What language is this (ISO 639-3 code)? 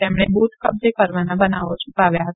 guj